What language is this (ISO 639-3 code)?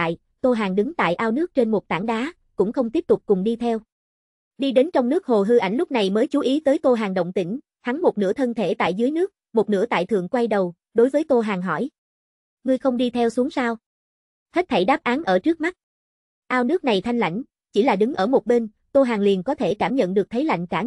vie